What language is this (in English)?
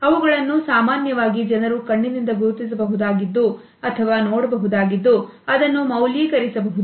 Kannada